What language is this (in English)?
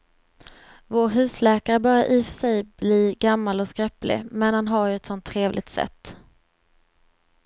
Swedish